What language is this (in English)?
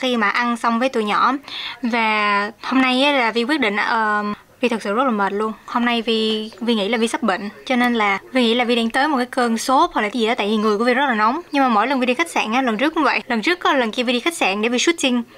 Vietnamese